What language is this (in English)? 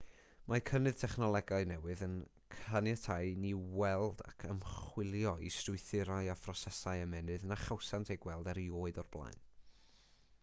Welsh